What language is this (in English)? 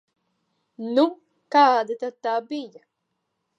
Latvian